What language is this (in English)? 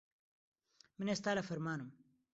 Central Kurdish